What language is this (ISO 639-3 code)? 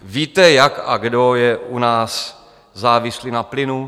ces